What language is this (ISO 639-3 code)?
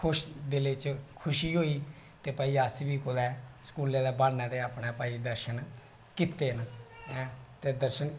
doi